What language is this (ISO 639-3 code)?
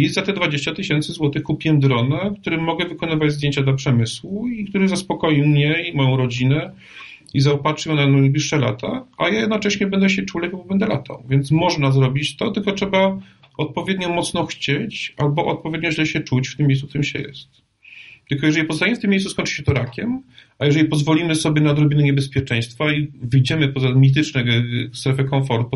pol